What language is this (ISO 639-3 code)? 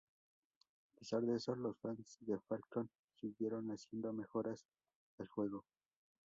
spa